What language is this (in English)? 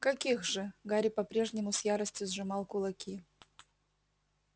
Russian